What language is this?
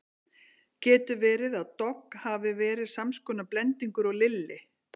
Icelandic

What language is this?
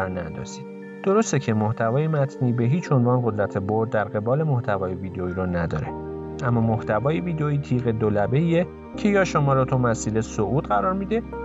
Persian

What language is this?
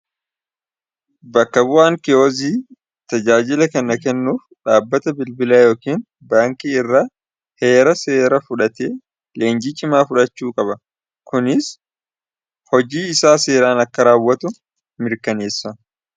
Oromo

